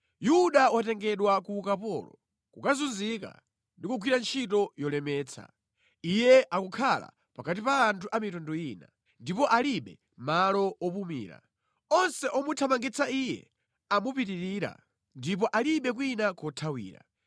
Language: Nyanja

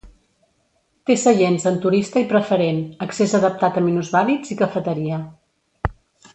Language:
Catalan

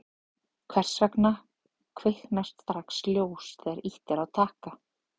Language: Icelandic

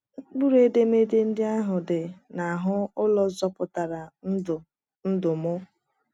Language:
Igbo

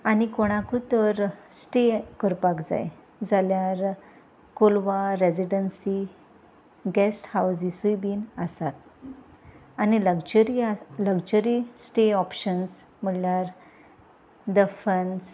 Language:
Konkani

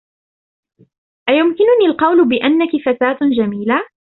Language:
Arabic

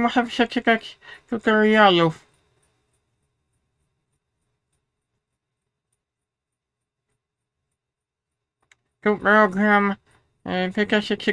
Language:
Polish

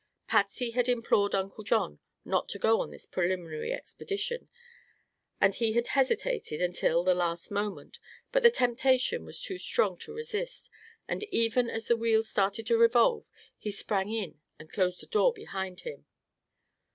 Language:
English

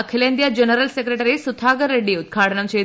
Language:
Malayalam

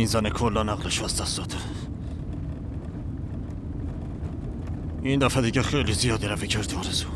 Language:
Persian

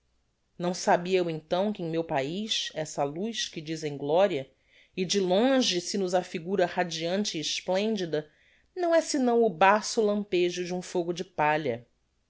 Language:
Portuguese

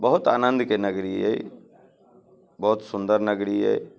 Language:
Maithili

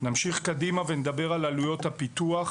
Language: Hebrew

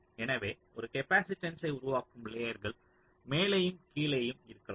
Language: Tamil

